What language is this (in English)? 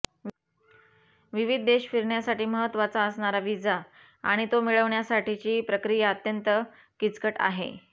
Marathi